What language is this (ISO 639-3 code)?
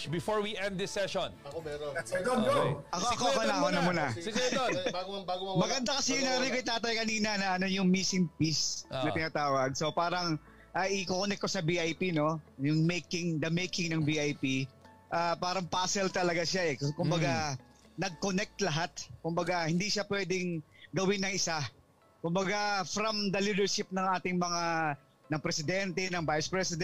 fil